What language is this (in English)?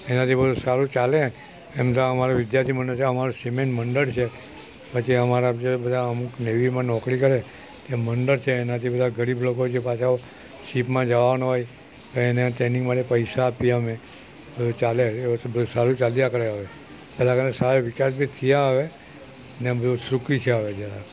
Gujarati